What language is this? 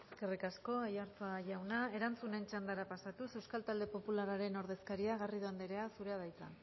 Basque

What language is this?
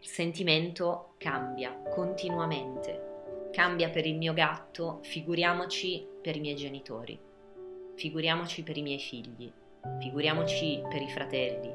Italian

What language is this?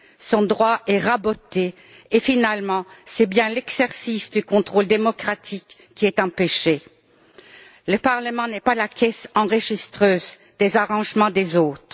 French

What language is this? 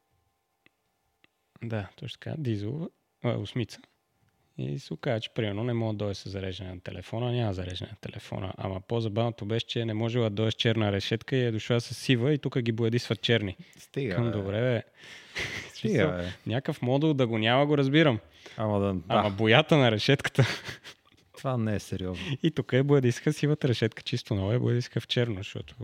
Bulgarian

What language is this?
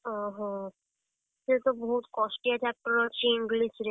Odia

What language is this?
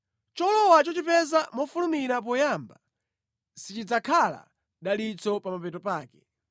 Nyanja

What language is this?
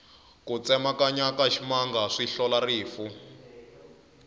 Tsonga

